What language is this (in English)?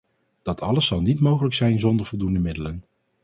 Dutch